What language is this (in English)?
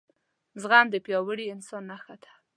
Pashto